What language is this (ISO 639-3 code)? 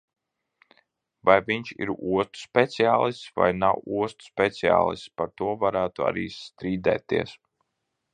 lav